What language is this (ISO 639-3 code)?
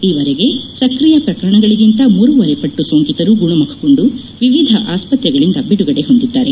kan